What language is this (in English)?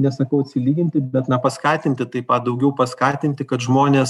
Lithuanian